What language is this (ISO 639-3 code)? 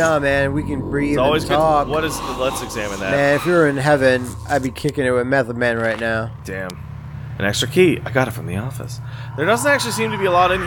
eng